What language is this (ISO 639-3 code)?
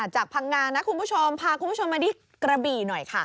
tha